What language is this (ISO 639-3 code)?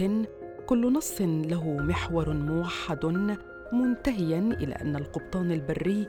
ara